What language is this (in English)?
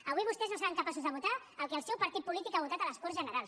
Catalan